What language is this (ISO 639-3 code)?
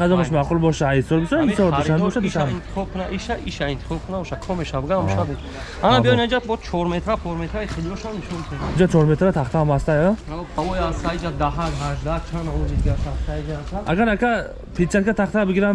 tur